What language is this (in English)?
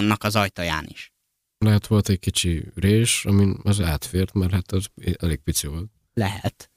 Hungarian